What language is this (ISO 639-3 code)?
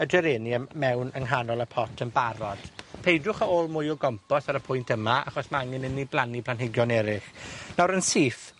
cym